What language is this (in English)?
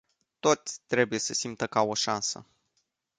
Romanian